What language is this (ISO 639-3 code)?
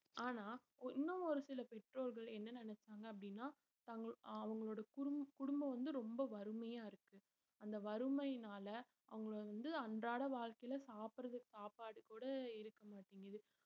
tam